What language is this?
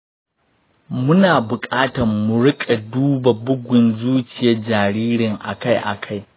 Hausa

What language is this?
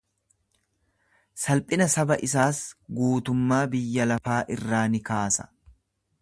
Oromo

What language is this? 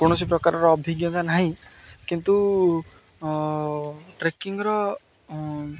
Odia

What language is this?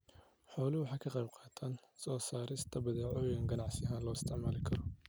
Somali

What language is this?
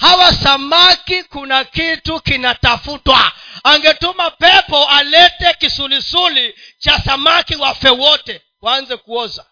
Swahili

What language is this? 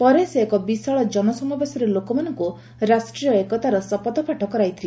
Odia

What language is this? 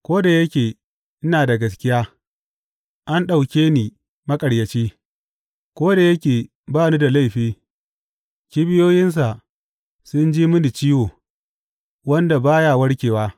Hausa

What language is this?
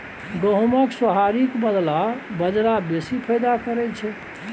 Maithili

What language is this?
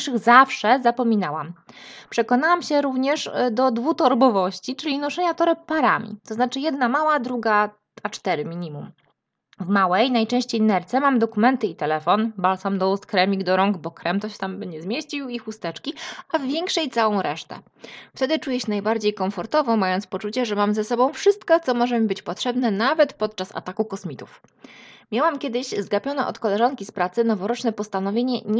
Polish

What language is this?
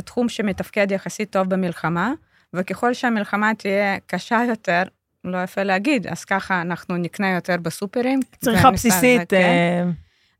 Hebrew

